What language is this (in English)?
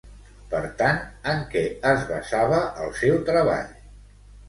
Catalan